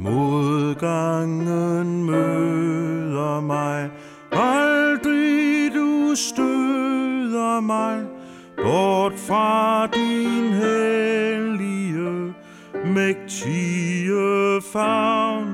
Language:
Danish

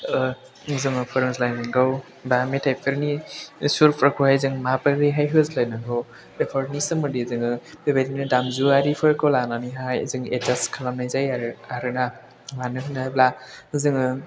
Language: Bodo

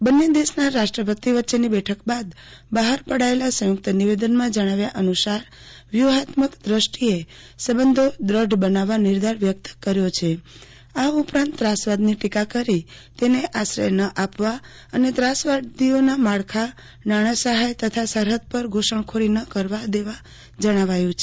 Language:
Gujarati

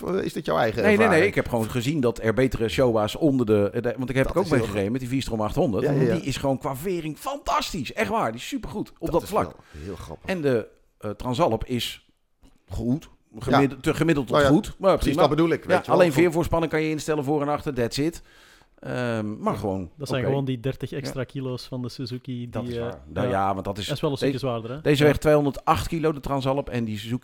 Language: Dutch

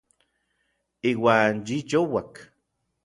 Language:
Orizaba Nahuatl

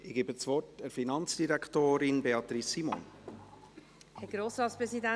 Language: Swiss German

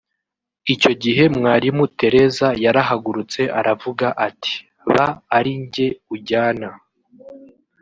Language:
Kinyarwanda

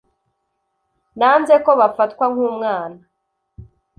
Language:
Kinyarwanda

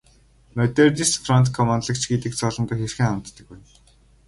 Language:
Mongolian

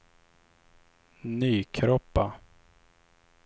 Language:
Swedish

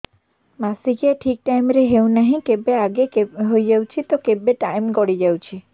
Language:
Odia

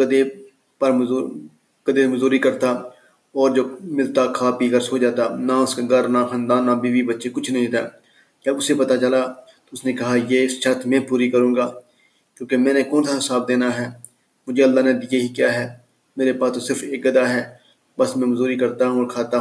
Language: Urdu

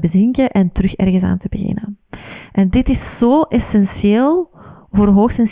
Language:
Dutch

